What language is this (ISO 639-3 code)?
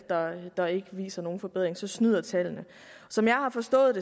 dan